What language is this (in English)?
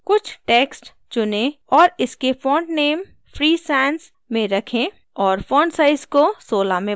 Hindi